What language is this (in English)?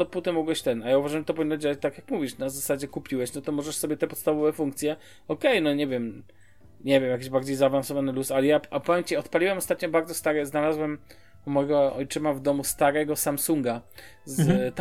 Polish